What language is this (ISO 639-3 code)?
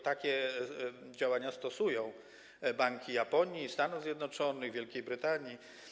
pol